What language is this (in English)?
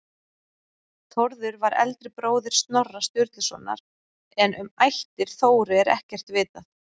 Icelandic